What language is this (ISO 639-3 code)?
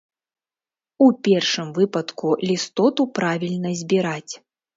bel